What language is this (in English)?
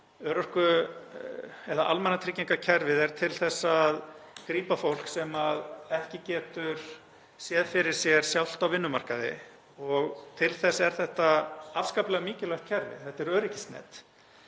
Icelandic